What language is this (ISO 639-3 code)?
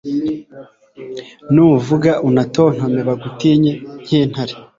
kin